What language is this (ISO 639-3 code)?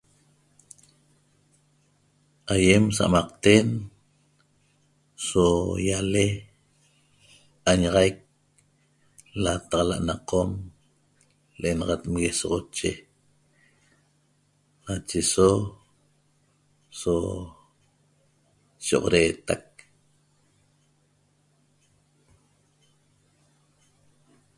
tob